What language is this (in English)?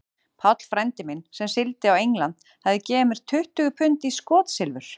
Icelandic